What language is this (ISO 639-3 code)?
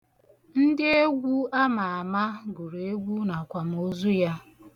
ibo